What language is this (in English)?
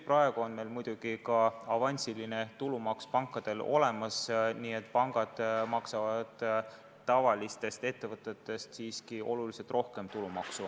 Estonian